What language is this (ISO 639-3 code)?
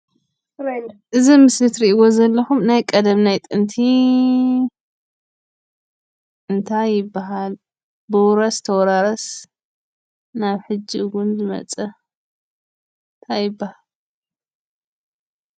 tir